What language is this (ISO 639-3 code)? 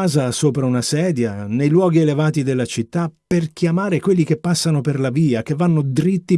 ita